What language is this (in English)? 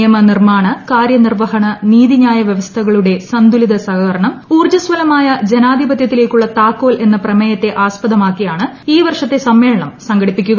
Malayalam